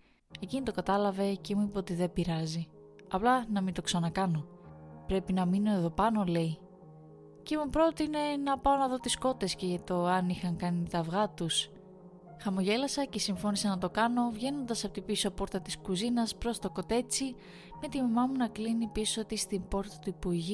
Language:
Greek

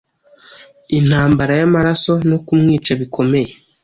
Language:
Kinyarwanda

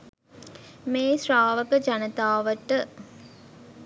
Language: Sinhala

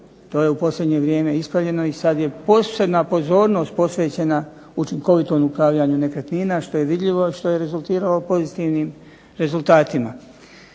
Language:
Croatian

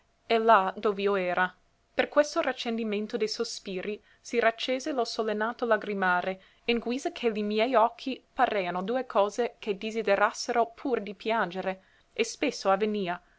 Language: Italian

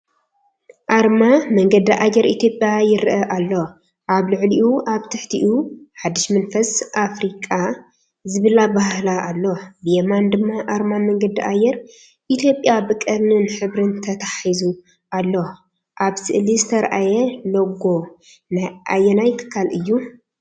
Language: Tigrinya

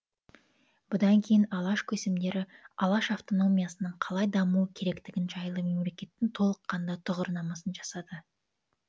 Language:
Kazakh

